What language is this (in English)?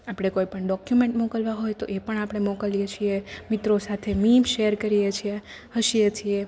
Gujarati